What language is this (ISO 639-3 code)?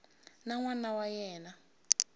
tso